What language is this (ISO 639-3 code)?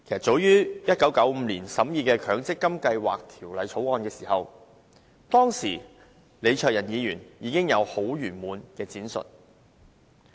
yue